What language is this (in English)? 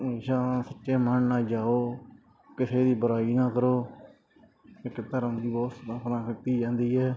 Punjabi